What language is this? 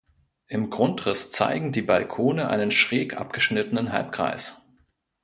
German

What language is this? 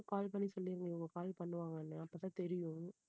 Tamil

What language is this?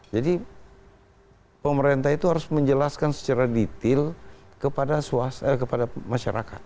Indonesian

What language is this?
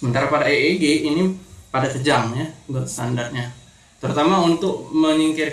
Indonesian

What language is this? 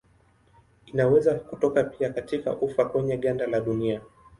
Swahili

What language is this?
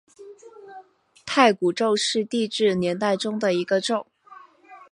Chinese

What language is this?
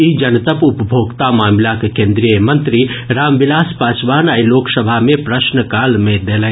Maithili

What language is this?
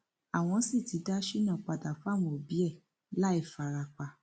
Yoruba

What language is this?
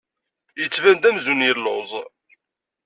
Kabyle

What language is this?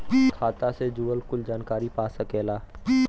Bhojpuri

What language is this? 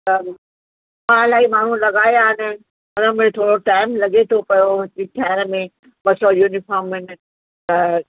Sindhi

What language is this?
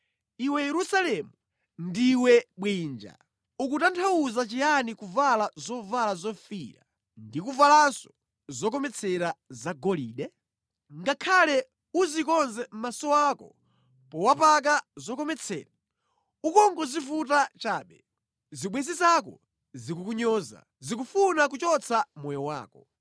Nyanja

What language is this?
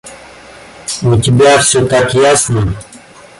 Russian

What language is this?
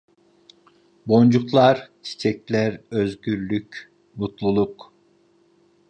Turkish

